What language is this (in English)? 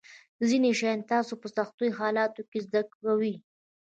Pashto